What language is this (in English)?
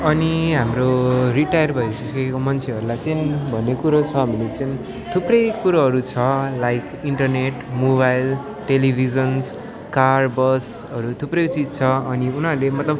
Nepali